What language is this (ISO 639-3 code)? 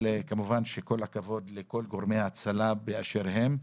heb